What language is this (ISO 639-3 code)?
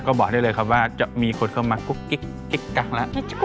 tha